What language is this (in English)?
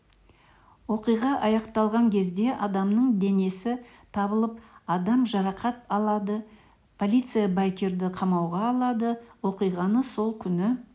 Kazakh